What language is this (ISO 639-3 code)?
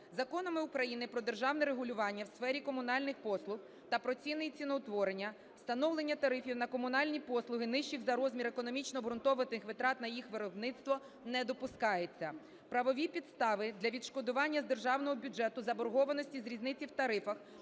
ukr